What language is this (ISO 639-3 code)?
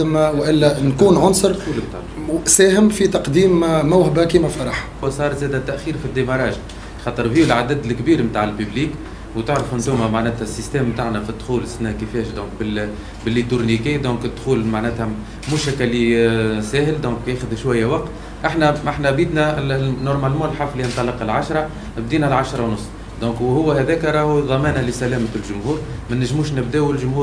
ara